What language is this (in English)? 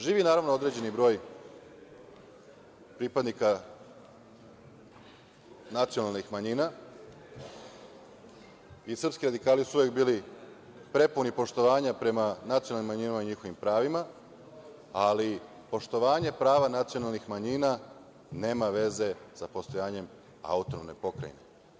Serbian